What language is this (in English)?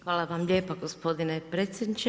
Croatian